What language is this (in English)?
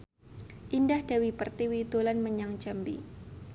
Javanese